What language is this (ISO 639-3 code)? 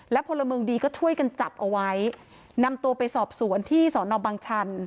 tha